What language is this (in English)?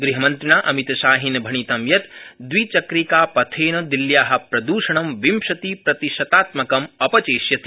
Sanskrit